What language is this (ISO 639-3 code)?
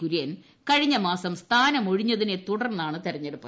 mal